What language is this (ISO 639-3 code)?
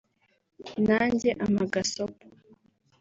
kin